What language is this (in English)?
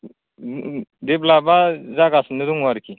Bodo